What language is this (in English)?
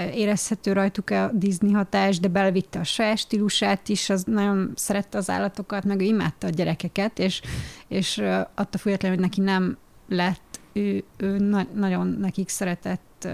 Hungarian